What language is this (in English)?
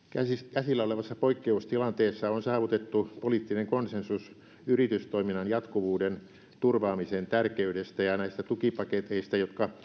Finnish